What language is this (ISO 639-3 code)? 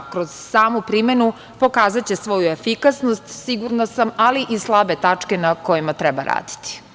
srp